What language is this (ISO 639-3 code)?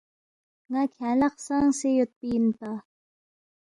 bft